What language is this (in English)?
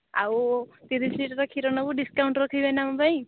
Odia